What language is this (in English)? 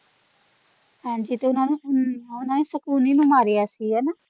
Punjabi